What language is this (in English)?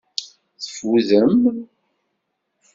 Kabyle